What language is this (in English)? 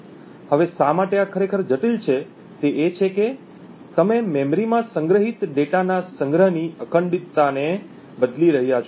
Gujarati